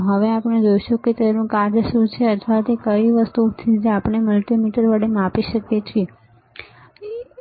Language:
Gujarati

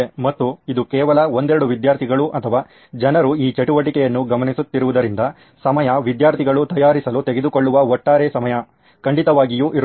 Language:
Kannada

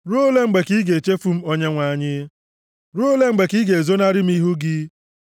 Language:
Igbo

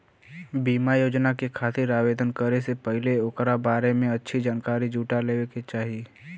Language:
Bhojpuri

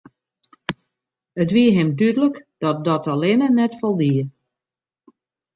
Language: Western Frisian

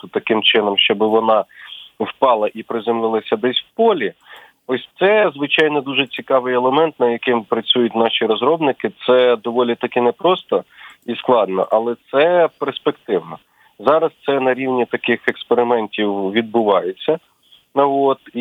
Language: Ukrainian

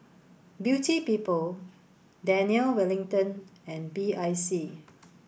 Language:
English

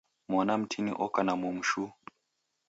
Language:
Taita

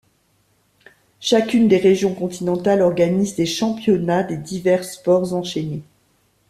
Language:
French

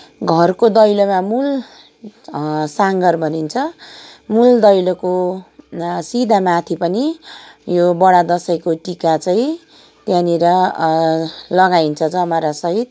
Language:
Nepali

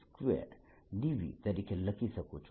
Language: Gujarati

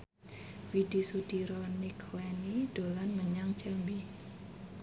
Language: Javanese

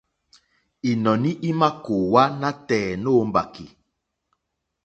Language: Mokpwe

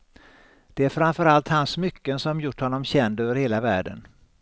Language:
Swedish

